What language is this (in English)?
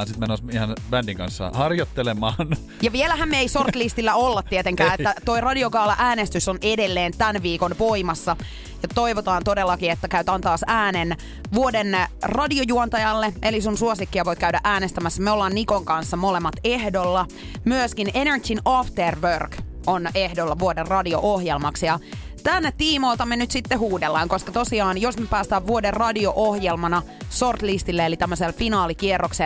Finnish